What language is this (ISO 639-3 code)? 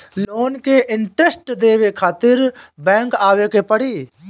bho